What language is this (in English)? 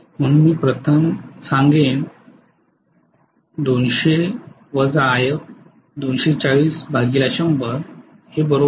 Marathi